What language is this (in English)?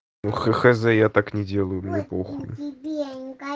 Russian